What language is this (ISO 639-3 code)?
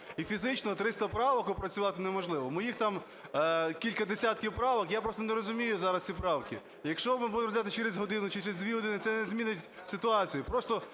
ukr